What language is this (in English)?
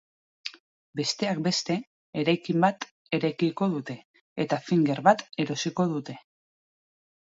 Basque